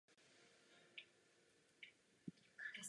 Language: Czech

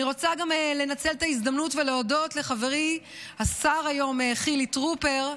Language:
Hebrew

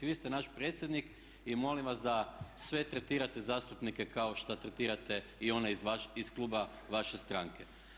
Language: Croatian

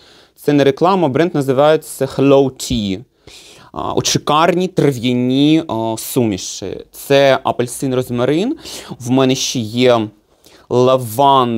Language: Ukrainian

